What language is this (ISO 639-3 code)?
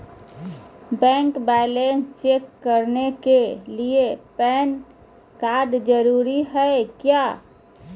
mag